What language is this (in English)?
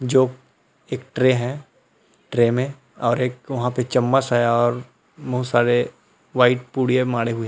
Hindi